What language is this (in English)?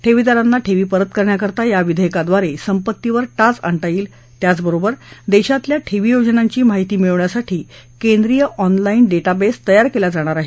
Marathi